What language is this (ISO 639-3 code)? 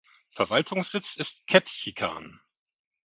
deu